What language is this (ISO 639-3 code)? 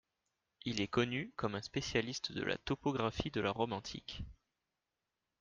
fra